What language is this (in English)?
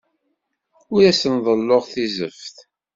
Kabyle